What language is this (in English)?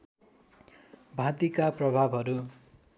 Nepali